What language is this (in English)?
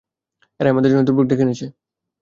Bangla